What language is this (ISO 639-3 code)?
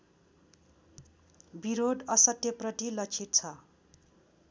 nep